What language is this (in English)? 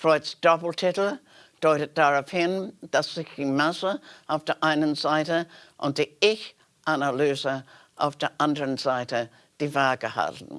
German